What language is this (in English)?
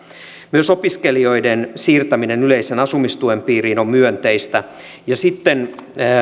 Finnish